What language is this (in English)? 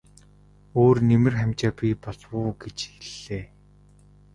Mongolian